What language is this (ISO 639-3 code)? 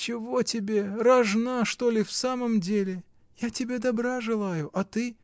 rus